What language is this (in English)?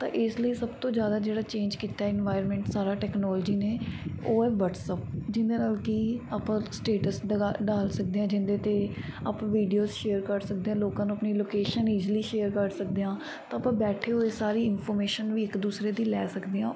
Punjabi